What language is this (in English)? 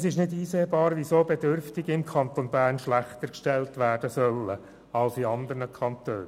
Swiss German